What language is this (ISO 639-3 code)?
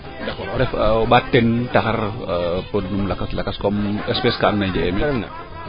srr